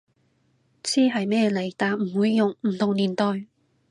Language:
Cantonese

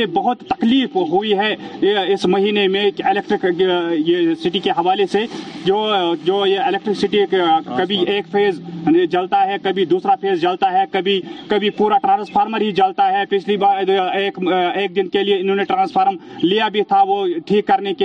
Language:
Urdu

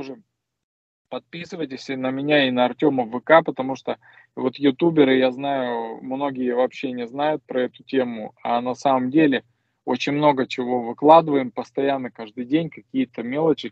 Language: Russian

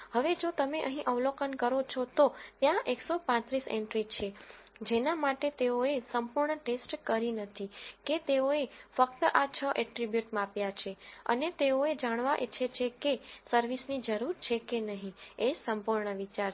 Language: Gujarati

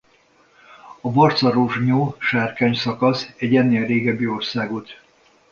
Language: Hungarian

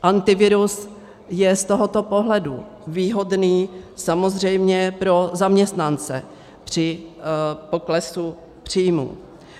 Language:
Czech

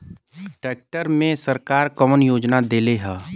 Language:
Bhojpuri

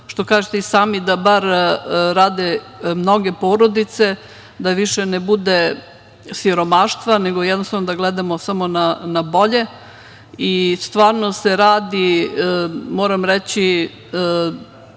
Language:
Serbian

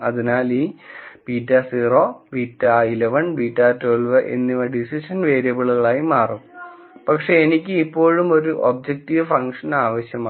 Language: Malayalam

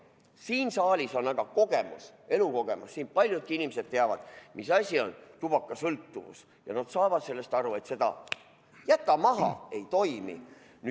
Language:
Estonian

